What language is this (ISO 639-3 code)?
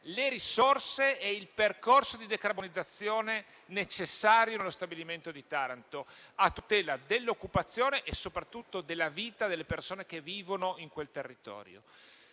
ita